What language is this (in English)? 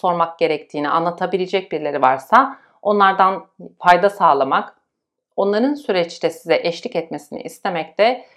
Turkish